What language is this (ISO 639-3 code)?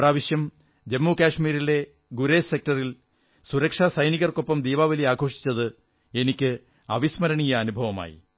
mal